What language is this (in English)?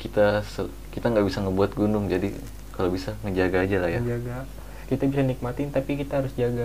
Indonesian